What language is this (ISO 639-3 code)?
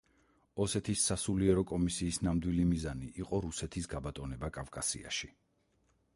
kat